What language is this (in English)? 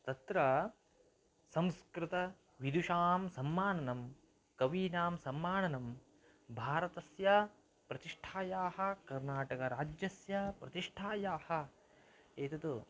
Sanskrit